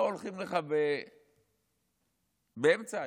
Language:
Hebrew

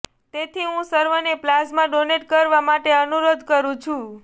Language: Gujarati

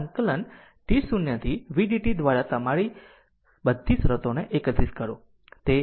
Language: Gujarati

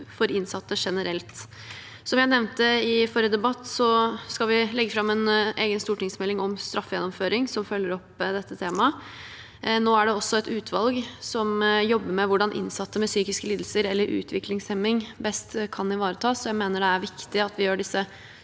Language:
Norwegian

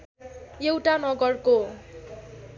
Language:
Nepali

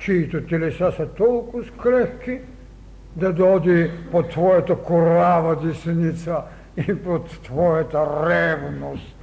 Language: Bulgarian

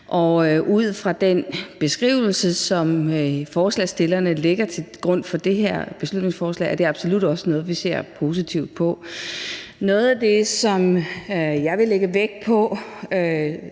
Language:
Danish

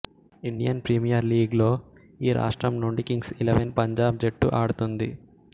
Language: Telugu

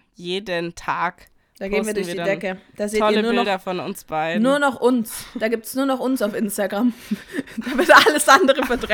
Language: German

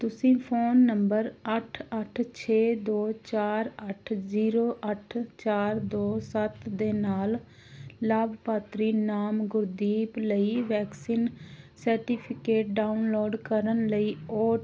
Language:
Punjabi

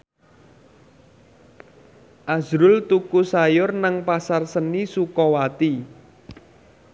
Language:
Javanese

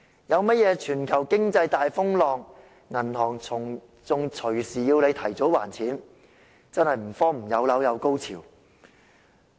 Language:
Cantonese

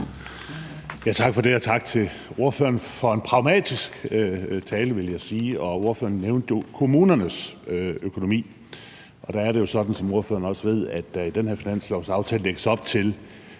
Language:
Danish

